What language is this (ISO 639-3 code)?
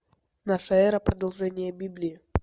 rus